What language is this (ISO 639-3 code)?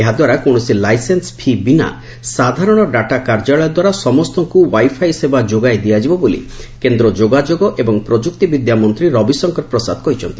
ori